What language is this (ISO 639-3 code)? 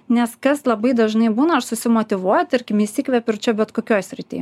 lit